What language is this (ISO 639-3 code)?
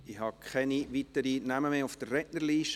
gsw